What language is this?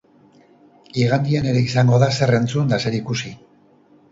Basque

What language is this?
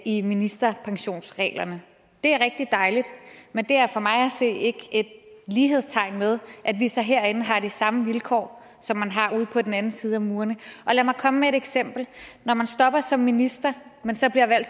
Danish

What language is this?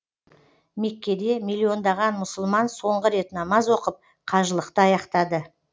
Kazakh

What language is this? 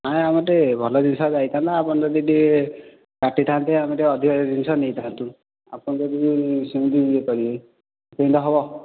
Odia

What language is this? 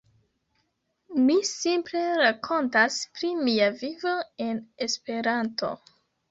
Esperanto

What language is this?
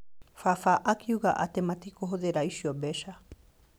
Kikuyu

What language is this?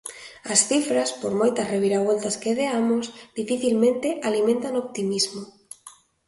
Galician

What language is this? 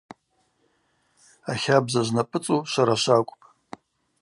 Abaza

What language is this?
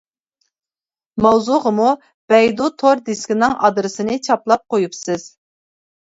Uyghur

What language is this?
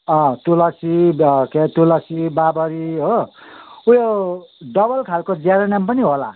Nepali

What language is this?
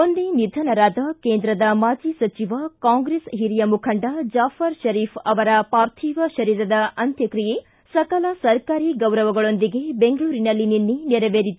Kannada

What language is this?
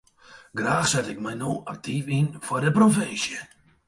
Western Frisian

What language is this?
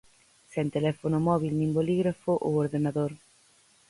Galician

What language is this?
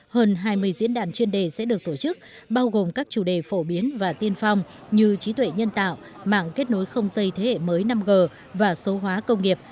Vietnamese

